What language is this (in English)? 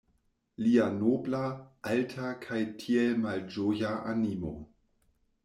Esperanto